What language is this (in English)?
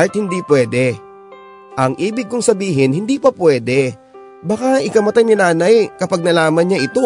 Filipino